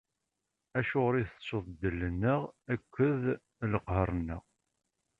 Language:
Kabyle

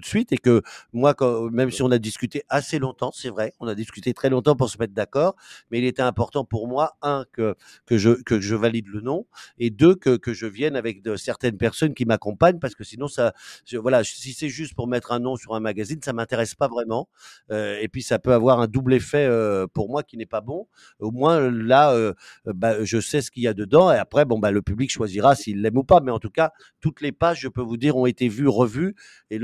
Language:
French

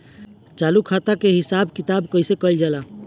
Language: Bhojpuri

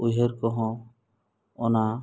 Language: Santali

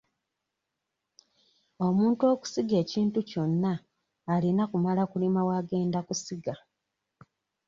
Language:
Ganda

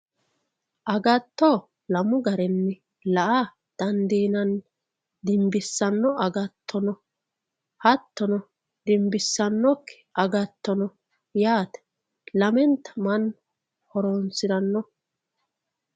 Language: Sidamo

